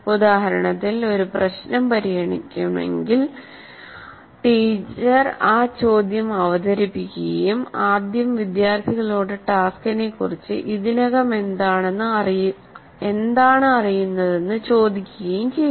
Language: Malayalam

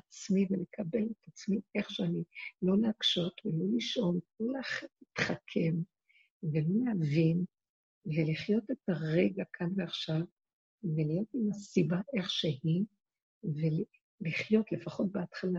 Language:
Hebrew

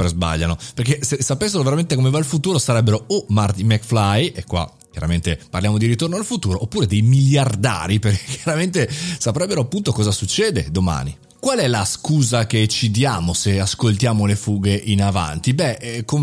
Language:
Italian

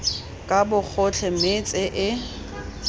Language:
Tswana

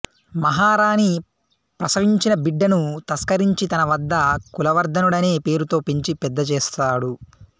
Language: Telugu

